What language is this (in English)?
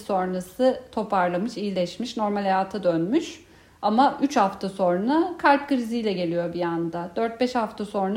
Turkish